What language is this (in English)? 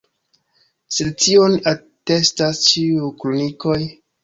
Esperanto